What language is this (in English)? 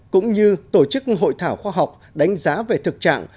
Vietnamese